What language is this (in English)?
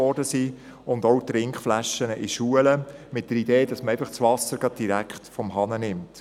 Swiss German